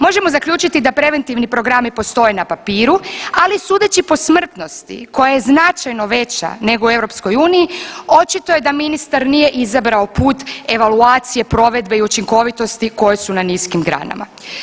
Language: Croatian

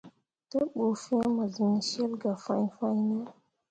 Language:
Mundang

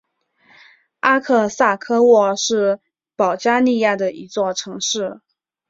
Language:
Chinese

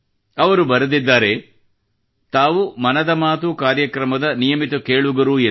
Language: Kannada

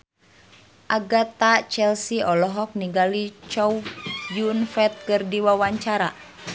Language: Sundanese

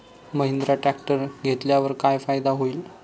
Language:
Marathi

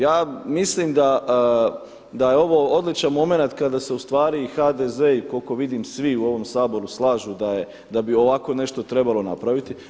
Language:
Croatian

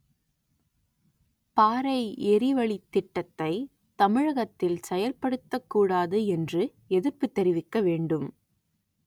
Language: Tamil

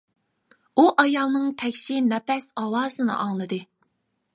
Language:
Uyghur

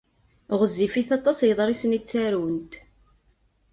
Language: Kabyle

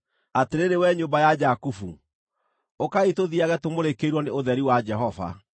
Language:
Kikuyu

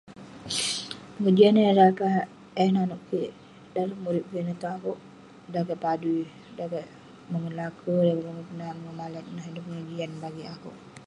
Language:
Western Penan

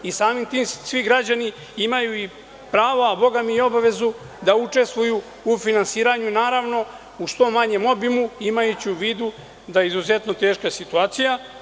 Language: Serbian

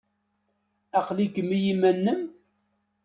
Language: Kabyle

